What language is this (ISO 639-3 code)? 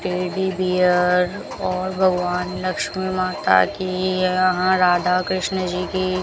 hin